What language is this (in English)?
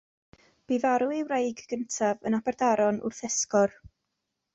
Welsh